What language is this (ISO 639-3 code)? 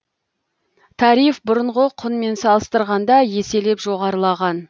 kaz